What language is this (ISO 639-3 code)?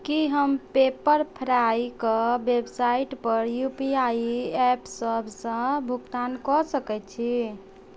mai